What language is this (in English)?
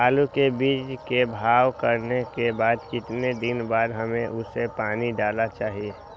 Magahi